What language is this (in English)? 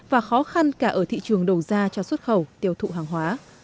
Vietnamese